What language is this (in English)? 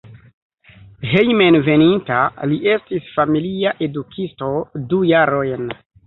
Esperanto